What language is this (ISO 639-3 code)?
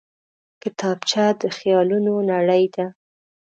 pus